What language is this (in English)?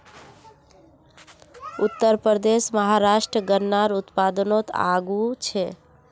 Magahi